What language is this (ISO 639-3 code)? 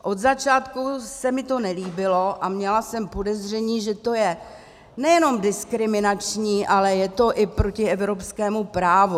ces